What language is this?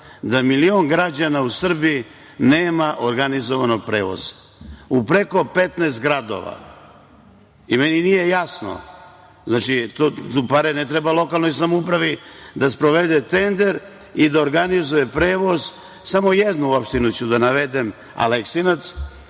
Serbian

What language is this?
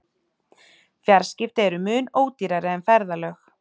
Icelandic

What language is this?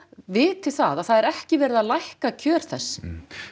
Icelandic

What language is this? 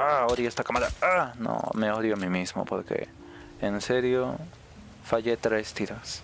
Spanish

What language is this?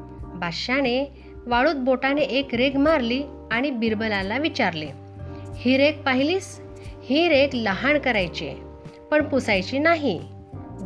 Marathi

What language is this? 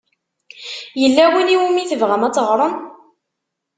Kabyle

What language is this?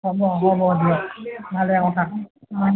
Assamese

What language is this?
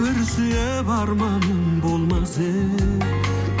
Kazakh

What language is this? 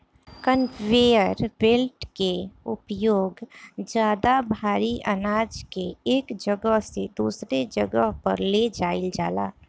Bhojpuri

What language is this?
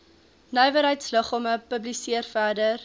Afrikaans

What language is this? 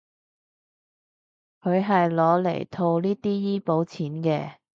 Cantonese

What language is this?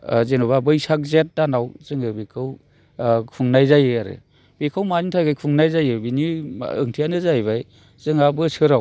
Bodo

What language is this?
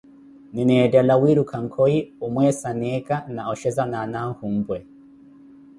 Koti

